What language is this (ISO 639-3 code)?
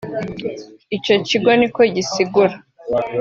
kin